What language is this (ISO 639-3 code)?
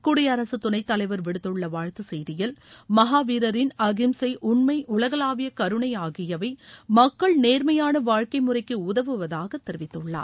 tam